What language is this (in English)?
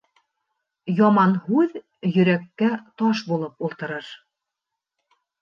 Bashkir